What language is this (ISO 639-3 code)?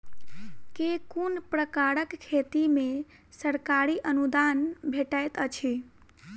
mai